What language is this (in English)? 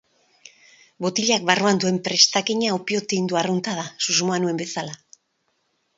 Basque